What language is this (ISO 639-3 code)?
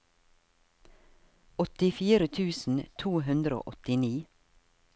nor